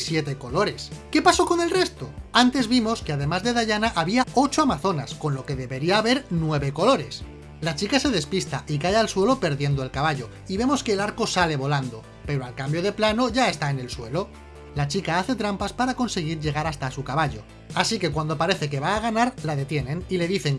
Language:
Spanish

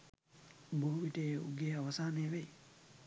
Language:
Sinhala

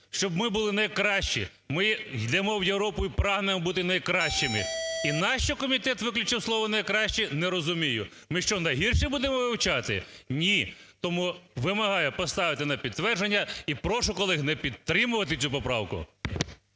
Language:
Ukrainian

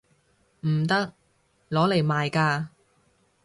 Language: Cantonese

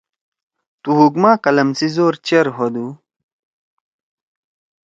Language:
Torwali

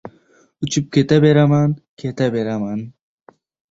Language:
Uzbek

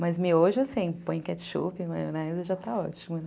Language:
Portuguese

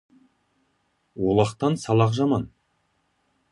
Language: Kazakh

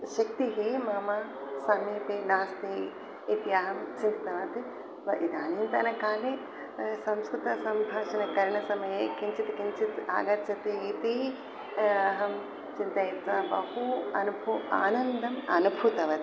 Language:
Sanskrit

